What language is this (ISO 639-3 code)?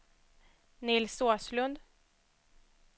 swe